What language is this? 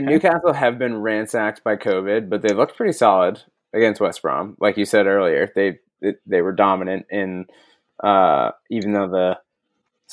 English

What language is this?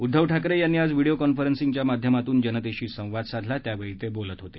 Marathi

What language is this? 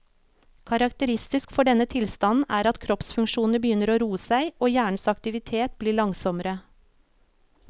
Norwegian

